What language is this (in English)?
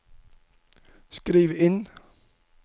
Norwegian